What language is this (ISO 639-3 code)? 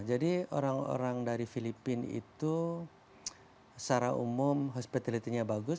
ind